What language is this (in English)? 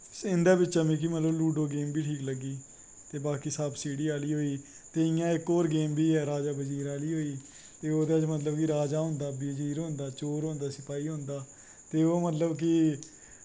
Dogri